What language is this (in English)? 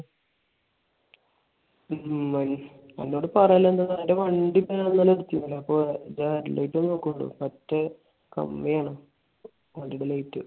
Malayalam